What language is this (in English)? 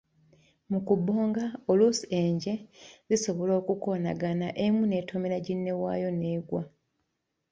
Ganda